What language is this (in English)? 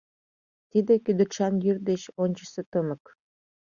Mari